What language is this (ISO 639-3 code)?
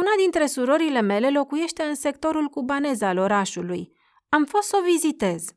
ron